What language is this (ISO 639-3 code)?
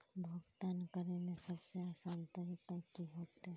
mag